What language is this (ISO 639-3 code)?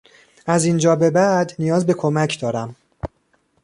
fas